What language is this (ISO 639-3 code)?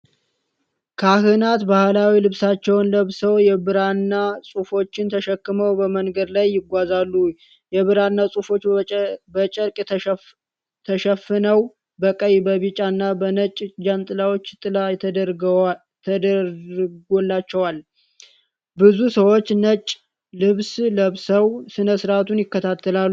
amh